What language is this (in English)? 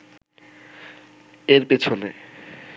Bangla